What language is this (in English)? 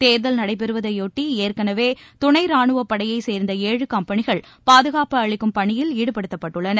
Tamil